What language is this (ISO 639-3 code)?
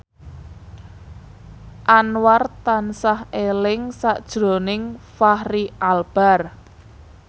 jav